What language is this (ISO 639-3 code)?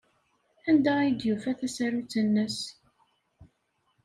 kab